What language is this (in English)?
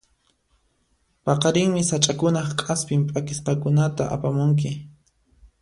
Puno Quechua